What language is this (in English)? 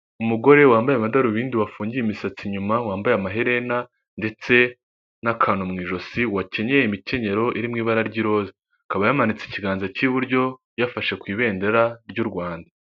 Kinyarwanda